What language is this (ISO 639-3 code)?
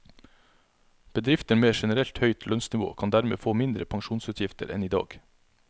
nor